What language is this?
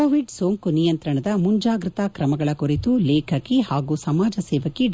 Kannada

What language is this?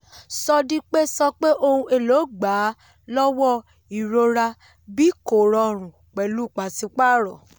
Yoruba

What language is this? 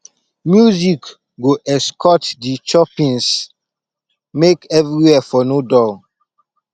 Nigerian Pidgin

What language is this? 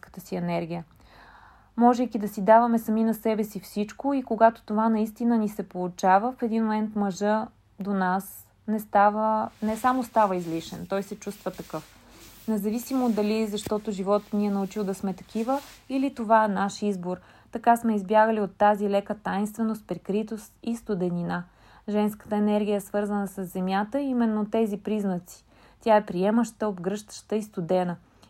Bulgarian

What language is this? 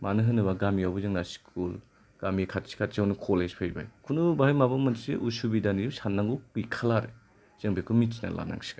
Bodo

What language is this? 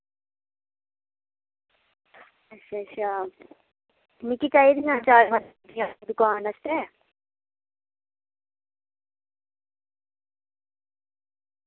Dogri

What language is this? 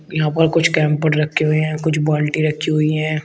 Hindi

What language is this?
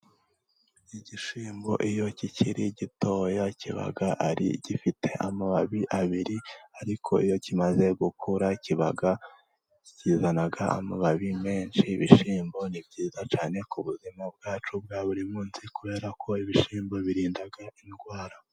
Kinyarwanda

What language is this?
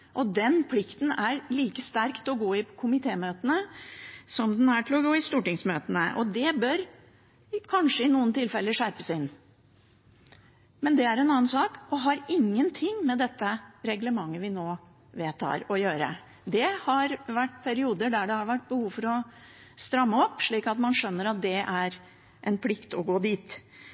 Norwegian Bokmål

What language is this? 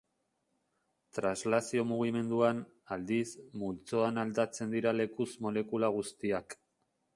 Basque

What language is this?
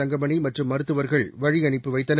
Tamil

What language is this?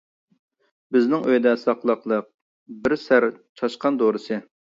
Uyghur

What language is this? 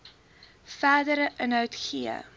Afrikaans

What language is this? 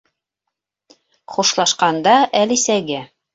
Bashkir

